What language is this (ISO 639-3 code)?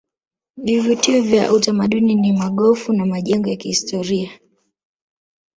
swa